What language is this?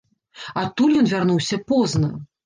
Belarusian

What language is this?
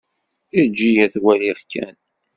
Kabyle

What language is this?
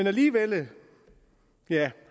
Danish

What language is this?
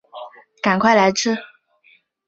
Chinese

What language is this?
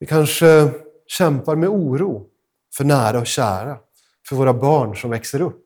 Swedish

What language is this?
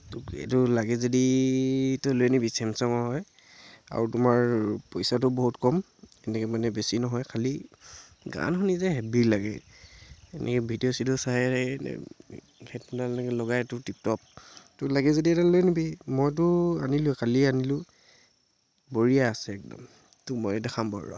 Assamese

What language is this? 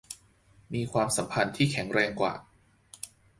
Thai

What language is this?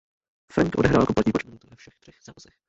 Czech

